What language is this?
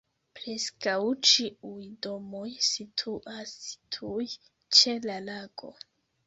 Esperanto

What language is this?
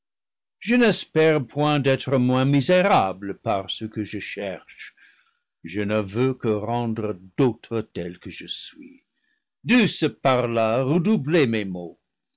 French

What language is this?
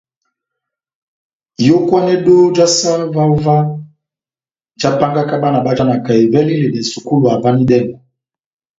Batanga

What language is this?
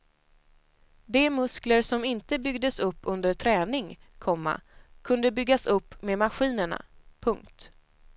Swedish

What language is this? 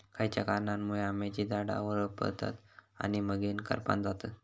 Marathi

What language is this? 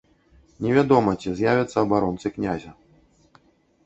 Belarusian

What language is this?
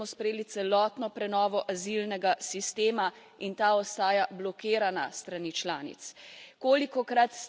Slovenian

